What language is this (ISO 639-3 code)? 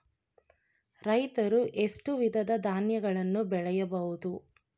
kan